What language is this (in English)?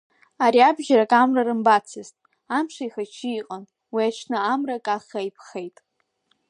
Abkhazian